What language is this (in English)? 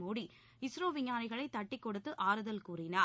Tamil